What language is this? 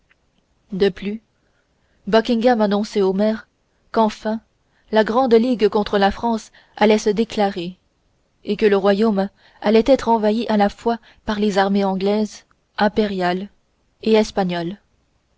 French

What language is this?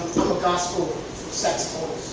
English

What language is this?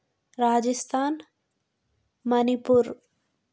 Telugu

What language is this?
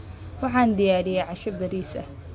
Somali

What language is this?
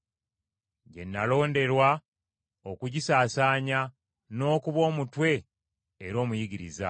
Ganda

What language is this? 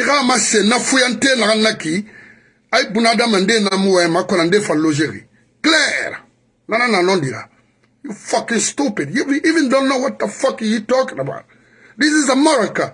French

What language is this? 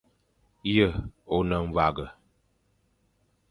Fang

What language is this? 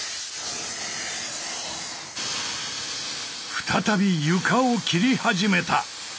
Japanese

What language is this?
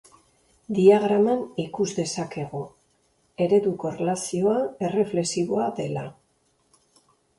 Basque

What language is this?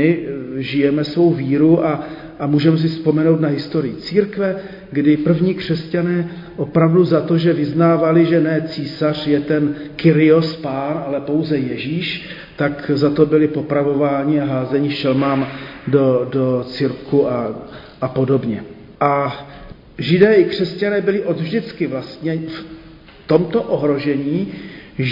Czech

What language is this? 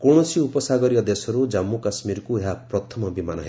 Odia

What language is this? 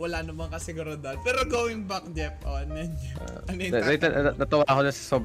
Filipino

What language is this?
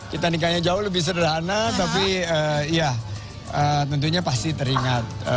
Indonesian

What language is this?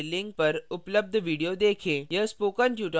Hindi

